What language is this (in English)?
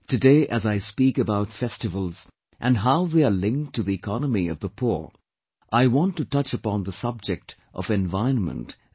English